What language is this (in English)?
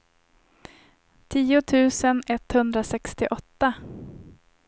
Swedish